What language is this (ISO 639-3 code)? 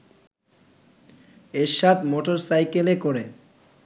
ben